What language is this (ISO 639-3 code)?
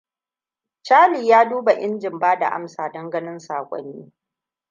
hau